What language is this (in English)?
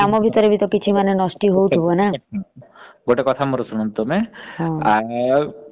Odia